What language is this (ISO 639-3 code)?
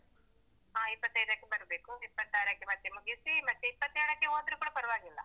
kan